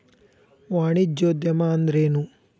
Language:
Kannada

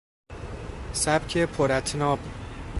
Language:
Persian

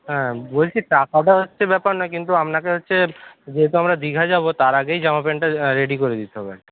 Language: Bangla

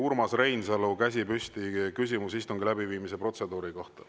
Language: Estonian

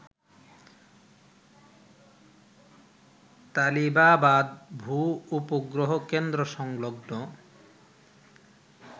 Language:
Bangla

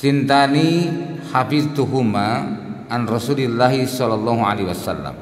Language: Indonesian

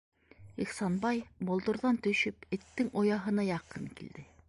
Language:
Bashkir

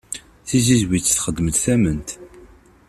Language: Kabyle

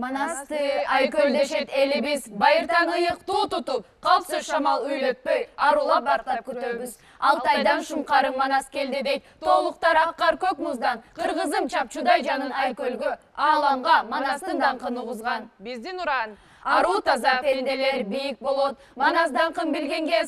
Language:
Turkish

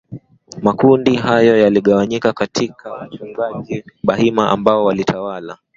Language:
Swahili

